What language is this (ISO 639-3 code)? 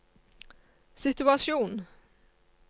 nor